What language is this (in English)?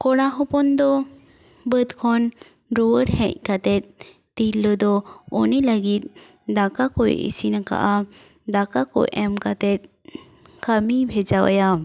Santali